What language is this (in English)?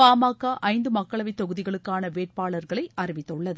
Tamil